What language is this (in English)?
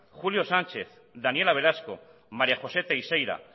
Basque